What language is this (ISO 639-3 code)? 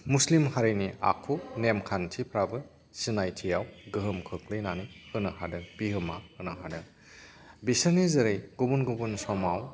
brx